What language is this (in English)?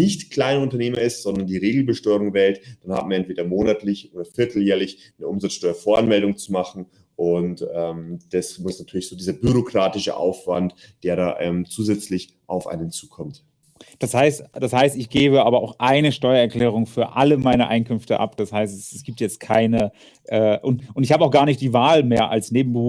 German